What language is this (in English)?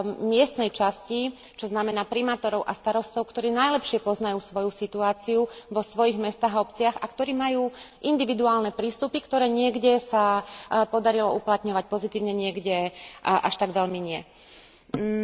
Slovak